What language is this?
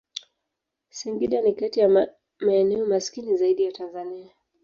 Swahili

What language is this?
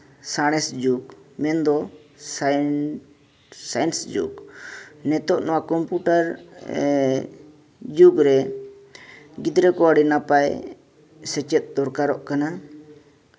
Santali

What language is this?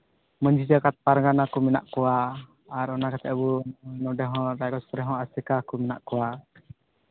Santali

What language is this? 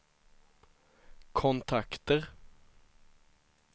Swedish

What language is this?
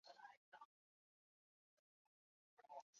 Chinese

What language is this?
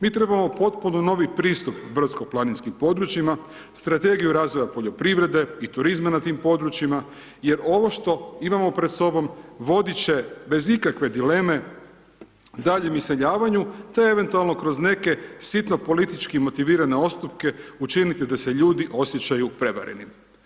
Croatian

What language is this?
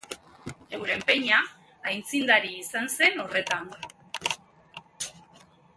Basque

